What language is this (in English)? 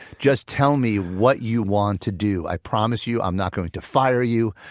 English